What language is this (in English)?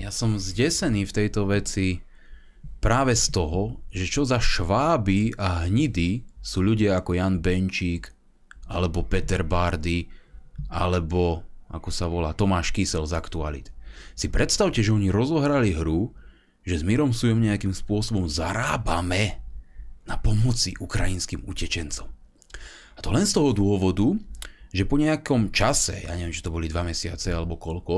Slovak